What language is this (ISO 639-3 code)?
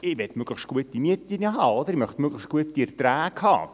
gsw